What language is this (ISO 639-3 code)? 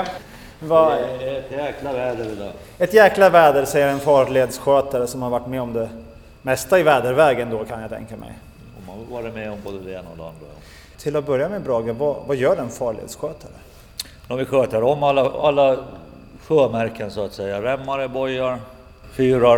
swe